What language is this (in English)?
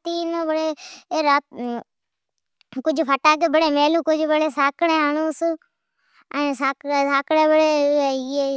Od